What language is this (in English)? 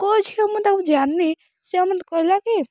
Odia